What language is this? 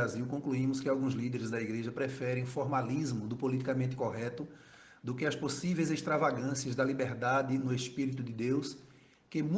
Portuguese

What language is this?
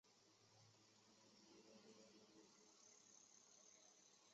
Chinese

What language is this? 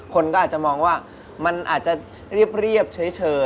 Thai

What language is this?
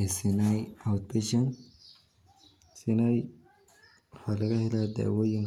Somali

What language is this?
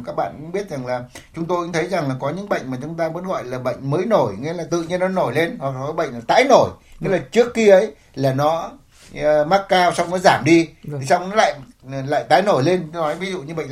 Vietnamese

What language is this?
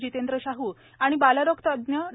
Marathi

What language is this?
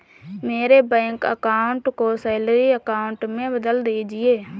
Hindi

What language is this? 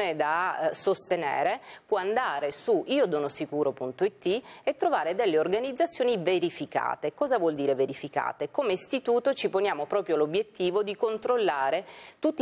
Italian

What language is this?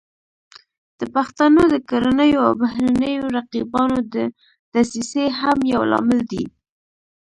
Pashto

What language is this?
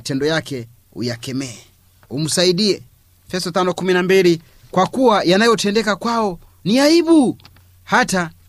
Swahili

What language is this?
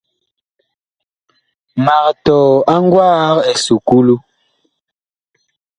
Bakoko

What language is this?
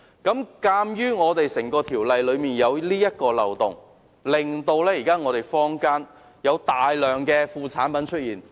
Cantonese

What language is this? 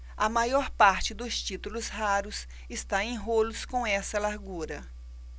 Portuguese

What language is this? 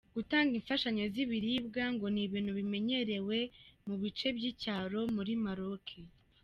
Kinyarwanda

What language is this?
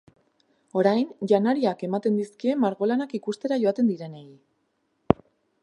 Basque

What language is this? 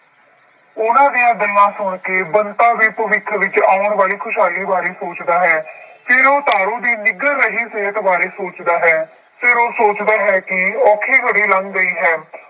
Punjabi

